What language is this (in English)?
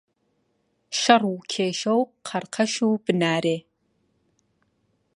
Central Kurdish